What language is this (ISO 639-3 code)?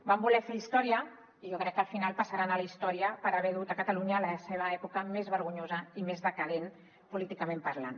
cat